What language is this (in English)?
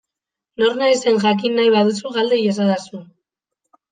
Basque